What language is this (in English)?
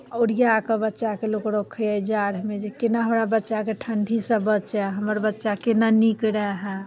Maithili